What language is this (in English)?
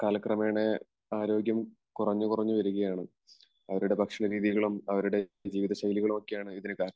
Malayalam